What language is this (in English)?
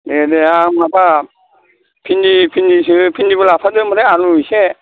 Bodo